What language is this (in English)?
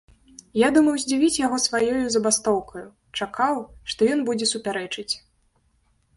Belarusian